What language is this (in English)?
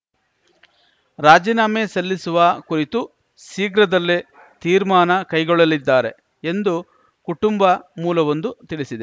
Kannada